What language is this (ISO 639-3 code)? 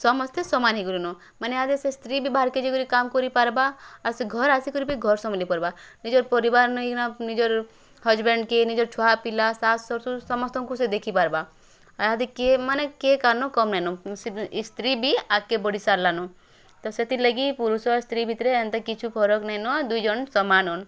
ori